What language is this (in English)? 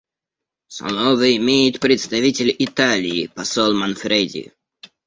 Russian